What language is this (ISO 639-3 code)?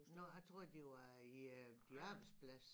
dan